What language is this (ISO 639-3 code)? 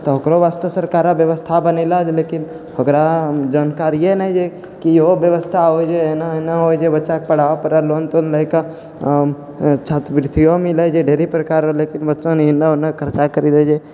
mai